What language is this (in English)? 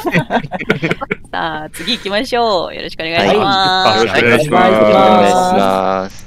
Japanese